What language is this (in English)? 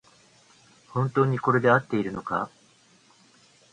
Japanese